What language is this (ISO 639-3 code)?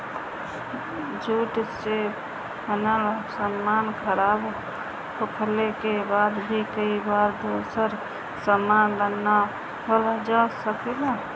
bho